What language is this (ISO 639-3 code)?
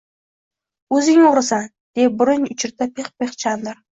uzb